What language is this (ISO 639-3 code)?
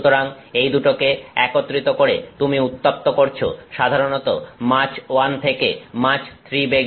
ben